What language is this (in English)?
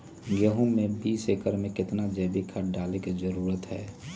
Magahi